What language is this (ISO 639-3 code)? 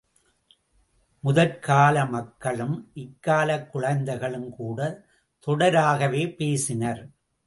tam